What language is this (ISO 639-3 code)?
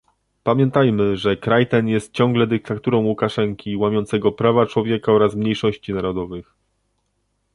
pol